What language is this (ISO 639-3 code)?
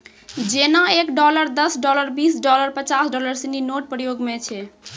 mai